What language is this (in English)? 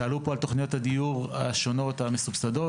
Hebrew